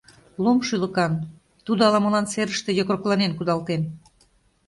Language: Mari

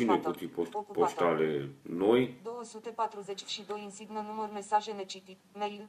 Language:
Romanian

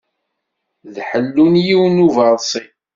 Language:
Kabyle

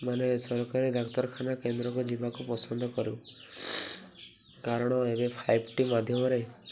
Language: Odia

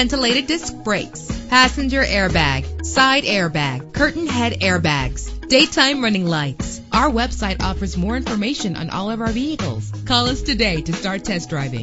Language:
English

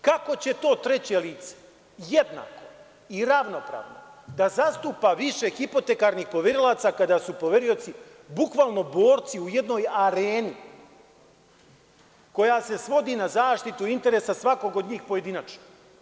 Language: Serbian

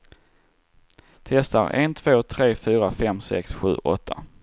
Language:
Swedish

